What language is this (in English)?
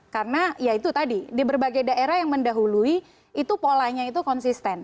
Indonesian